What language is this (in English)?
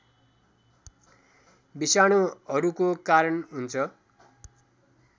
Nepali